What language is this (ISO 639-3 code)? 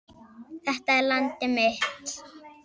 isl